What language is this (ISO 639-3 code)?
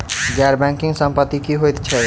mai